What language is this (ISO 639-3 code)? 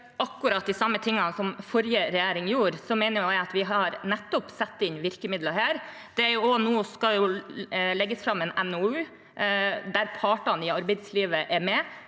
nor